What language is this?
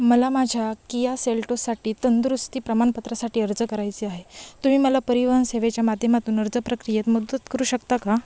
Marathi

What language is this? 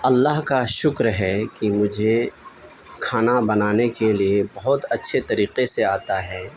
Urdu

